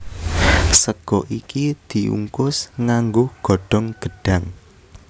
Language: Javanese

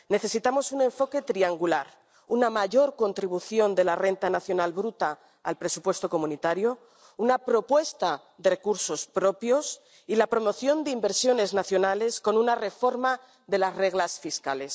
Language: Spanish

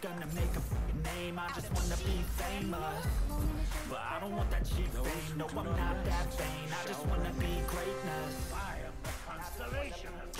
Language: Indonesian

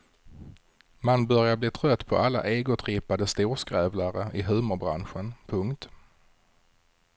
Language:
Swedish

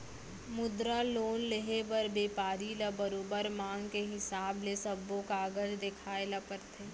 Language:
Chhattisgarhi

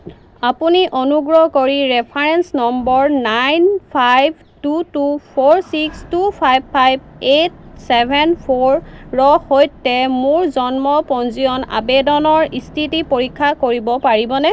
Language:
Assamese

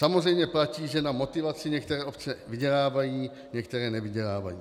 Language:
Czech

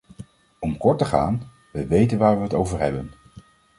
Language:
Dutch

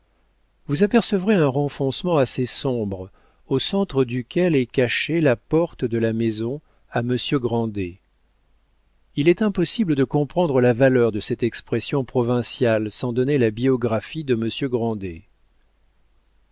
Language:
French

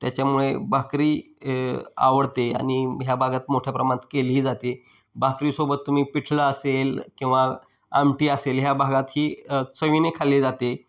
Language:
Marathi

